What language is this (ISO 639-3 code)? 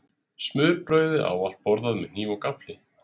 isl